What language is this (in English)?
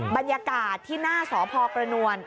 Thai